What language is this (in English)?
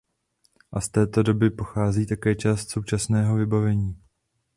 Czech